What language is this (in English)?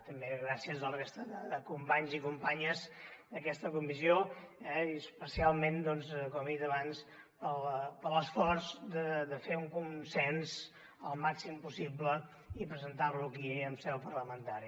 Catalan